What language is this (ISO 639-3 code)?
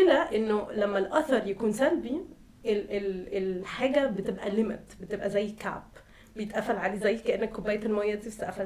ara